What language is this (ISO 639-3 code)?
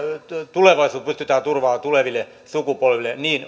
fin